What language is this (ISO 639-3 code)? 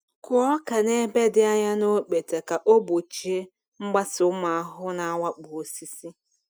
ibo